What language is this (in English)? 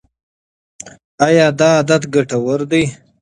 Pashto